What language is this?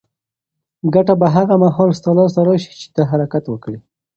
Pashto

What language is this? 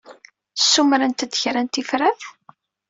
Kabyle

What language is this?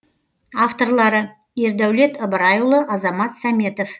Kazakh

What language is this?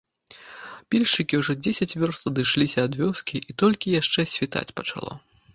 Belarusian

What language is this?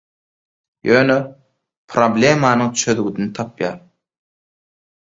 Turkmen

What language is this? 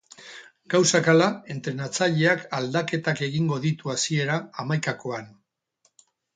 Basque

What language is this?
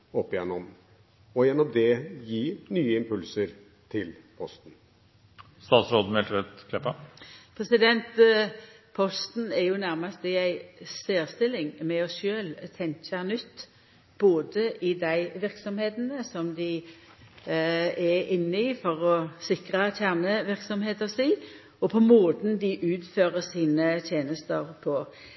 Norwegian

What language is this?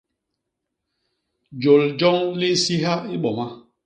Basaa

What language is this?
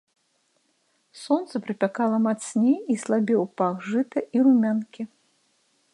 Belarusian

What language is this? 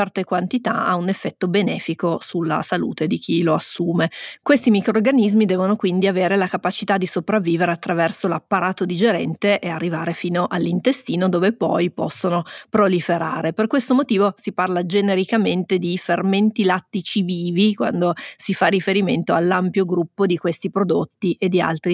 Italian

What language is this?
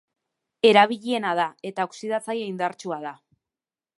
Basque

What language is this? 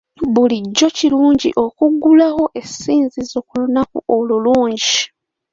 Ganda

